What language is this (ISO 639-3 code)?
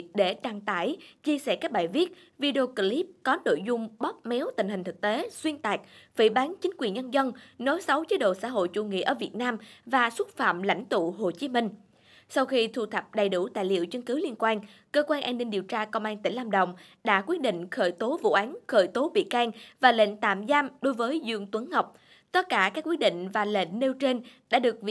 vie